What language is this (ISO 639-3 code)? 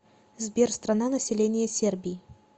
rus